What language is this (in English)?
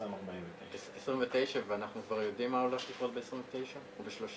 Hebrew